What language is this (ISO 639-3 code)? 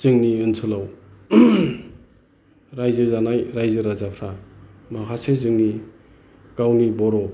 brx